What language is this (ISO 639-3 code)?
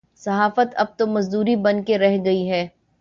urd